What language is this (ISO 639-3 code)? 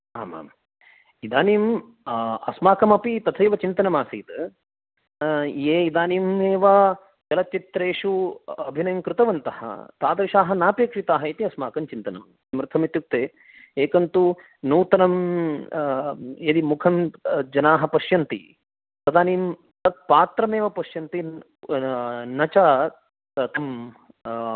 san